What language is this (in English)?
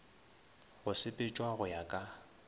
Northern Sotho